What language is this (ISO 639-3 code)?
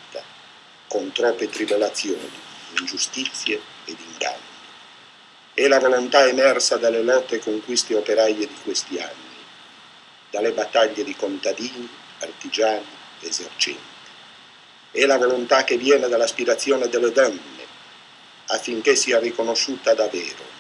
ita